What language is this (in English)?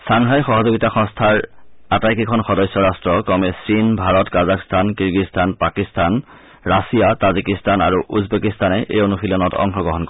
Assamese